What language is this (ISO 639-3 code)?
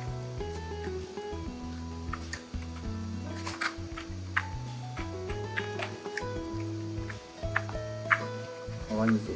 jpn